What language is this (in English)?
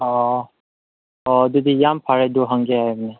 Manipuri